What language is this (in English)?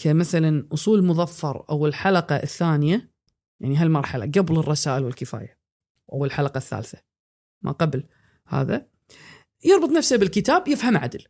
Arabic